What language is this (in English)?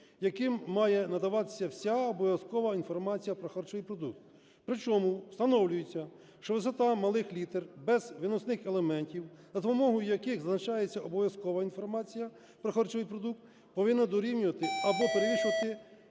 Ukrainian